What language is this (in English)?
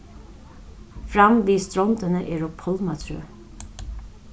Faroese